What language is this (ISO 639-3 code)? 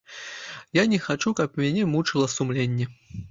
bel